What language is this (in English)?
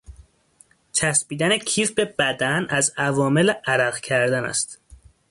Persian